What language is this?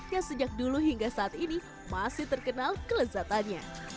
Indonesian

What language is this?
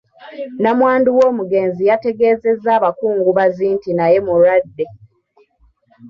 Ganda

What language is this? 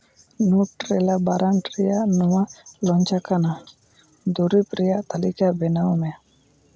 Santali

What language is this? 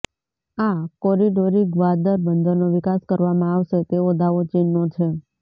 Gujarati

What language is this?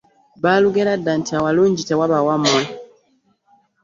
Ganda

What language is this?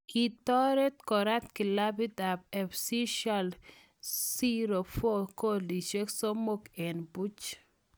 Kalenjin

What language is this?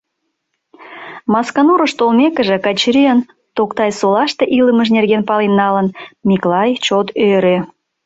Mari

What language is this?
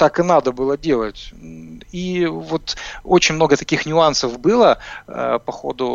Russian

